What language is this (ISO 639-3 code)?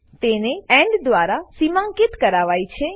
guj